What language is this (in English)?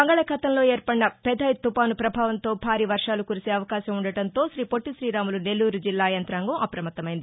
Telugu